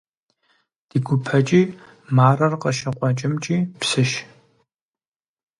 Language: Kabardian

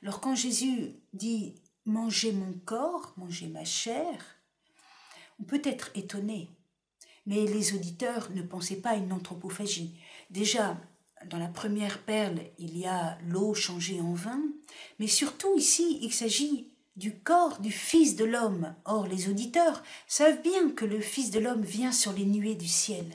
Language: French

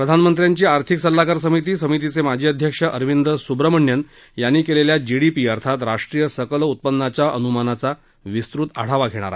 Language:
Marathi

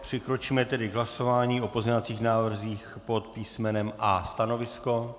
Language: Czech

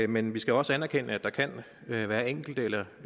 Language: Danish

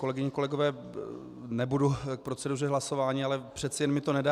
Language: Czech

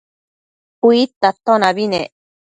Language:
Matsés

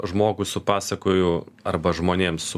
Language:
Lithuanian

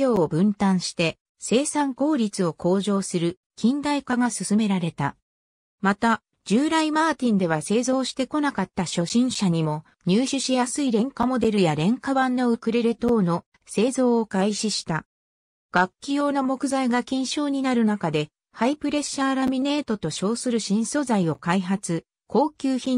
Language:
Japanese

